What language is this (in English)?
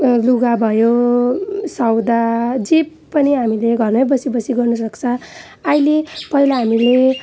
Nepali